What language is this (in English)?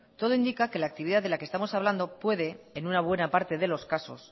Spanish